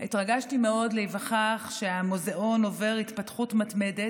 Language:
Hebrew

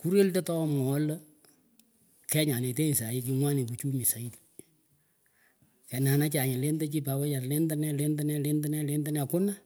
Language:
Pökoot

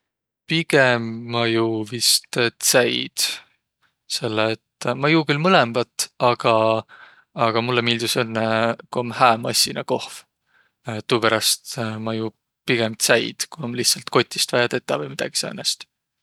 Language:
Võro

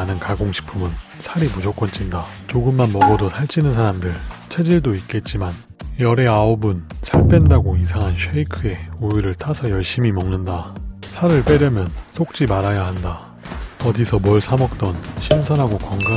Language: Korean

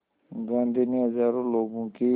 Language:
Hindi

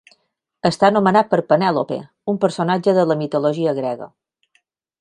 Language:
Catalan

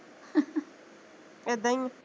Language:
Punjabi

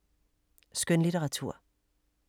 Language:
Danish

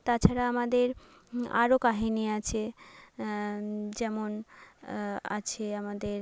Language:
Bangla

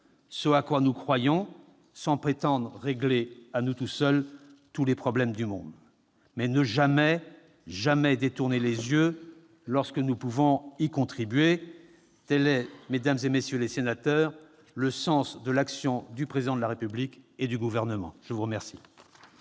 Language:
French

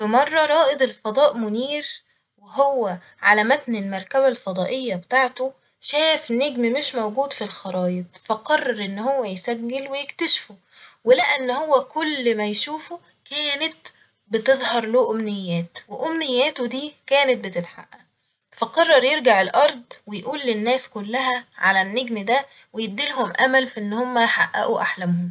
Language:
Egyptian Arabic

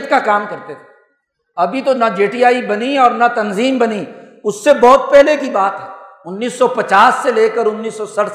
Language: Urdu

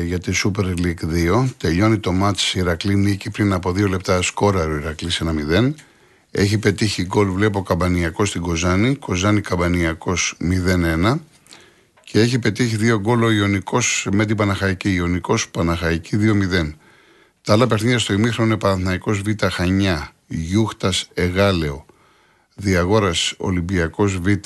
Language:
Greek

